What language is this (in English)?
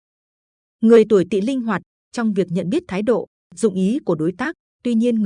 Vietnamese